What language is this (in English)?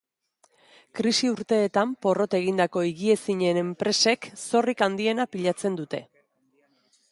Basque